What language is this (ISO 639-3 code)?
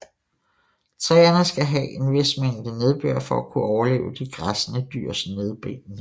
dan